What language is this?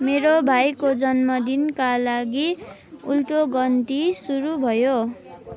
Nepali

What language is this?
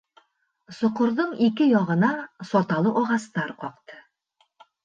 Bashkir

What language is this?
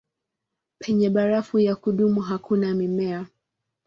Swahili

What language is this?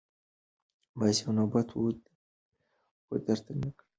Pashto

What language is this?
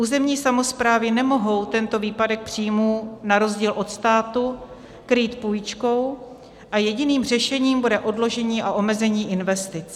Czech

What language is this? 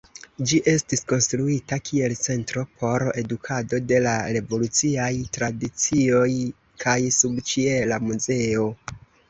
Esperanto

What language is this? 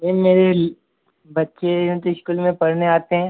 Hindi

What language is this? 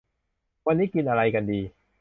Thai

